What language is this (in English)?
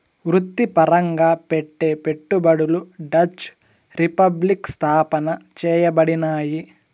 Telugu